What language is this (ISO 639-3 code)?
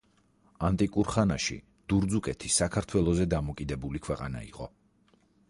kat